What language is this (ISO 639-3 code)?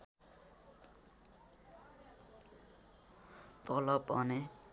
nep